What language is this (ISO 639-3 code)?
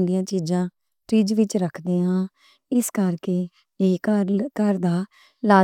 lah